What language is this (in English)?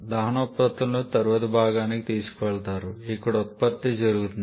Telugu